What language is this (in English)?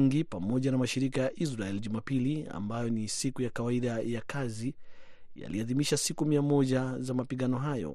Swahili